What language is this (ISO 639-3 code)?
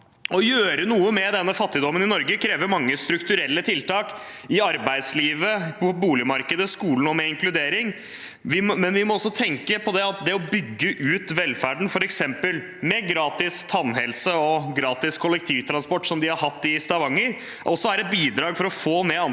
nor